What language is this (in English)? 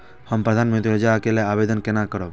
Maithili